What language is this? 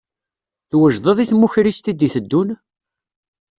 Kabyle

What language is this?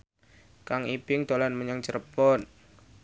Javanese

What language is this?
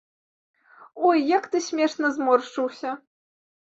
Belarusian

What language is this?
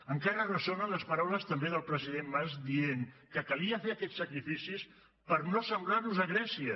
Catalan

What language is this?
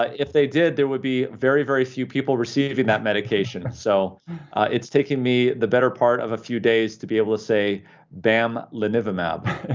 English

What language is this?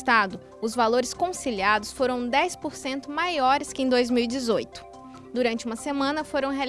Portuguese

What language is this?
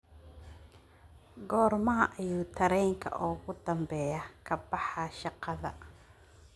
Somali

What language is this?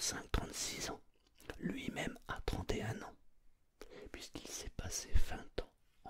French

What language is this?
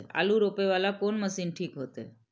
Maithili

